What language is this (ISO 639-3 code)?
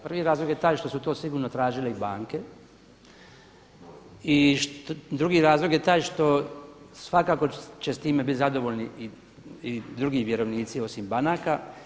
hrv